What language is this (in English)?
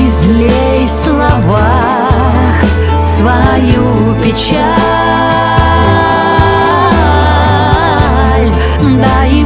Russian